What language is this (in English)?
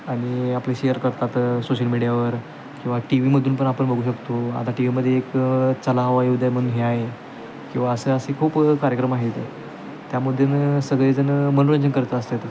Marathi